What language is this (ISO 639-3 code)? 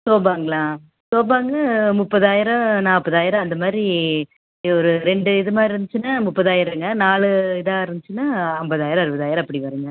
tam